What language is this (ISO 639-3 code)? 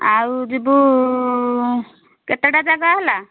ori